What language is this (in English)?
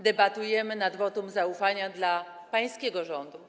Polish